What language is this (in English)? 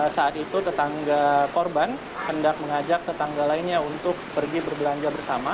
Indonesian